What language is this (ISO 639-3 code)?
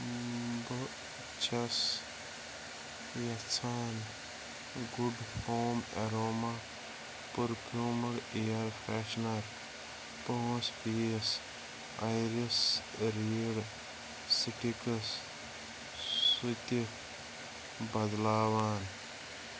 kas